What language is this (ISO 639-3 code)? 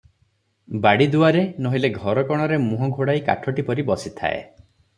ori